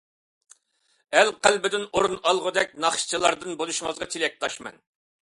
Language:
Uyghur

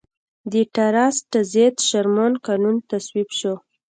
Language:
Pashto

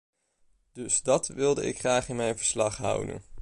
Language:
Dutch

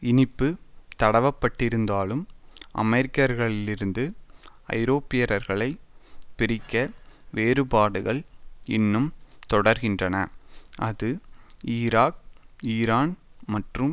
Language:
Tamil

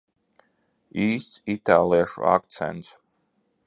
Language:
Latvian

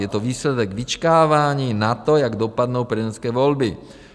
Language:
Czech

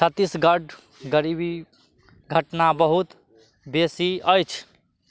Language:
Maithili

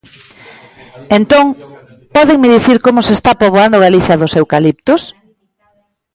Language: Galician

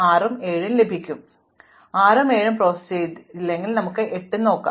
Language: Malayalam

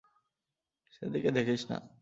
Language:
Bangla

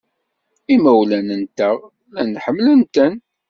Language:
Kabyle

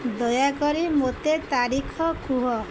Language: Odia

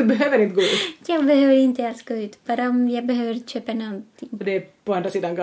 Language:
Swedish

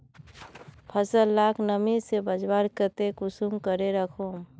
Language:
Magahi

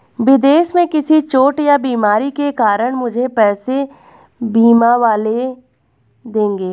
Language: Hindi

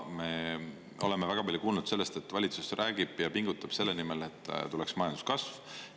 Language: Estonian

